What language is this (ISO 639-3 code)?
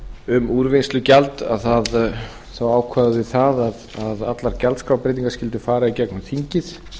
isl